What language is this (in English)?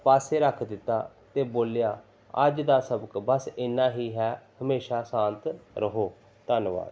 Punjabi